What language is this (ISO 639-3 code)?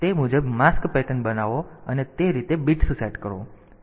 guj